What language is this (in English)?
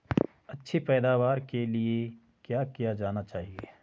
Hindi